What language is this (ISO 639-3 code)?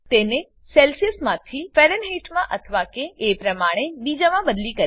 guj